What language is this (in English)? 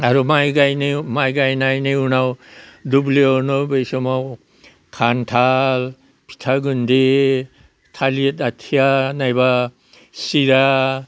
Bodo